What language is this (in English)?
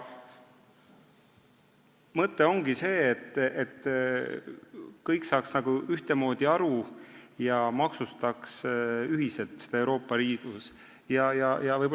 Estonian